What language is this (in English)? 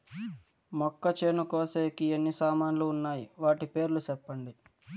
Telugu